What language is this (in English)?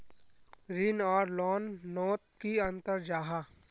Magahi